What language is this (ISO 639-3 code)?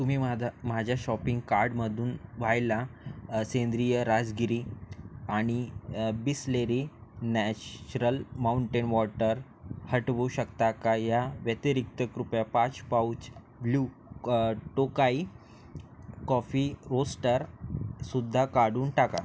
mar